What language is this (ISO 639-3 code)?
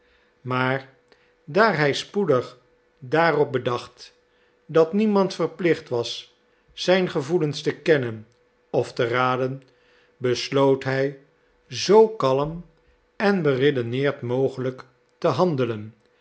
nld